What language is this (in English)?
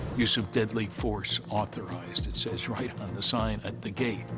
English